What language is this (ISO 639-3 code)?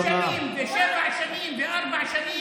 heb